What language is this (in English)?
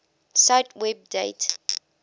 English